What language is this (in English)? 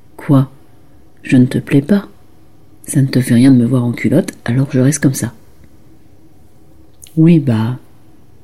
French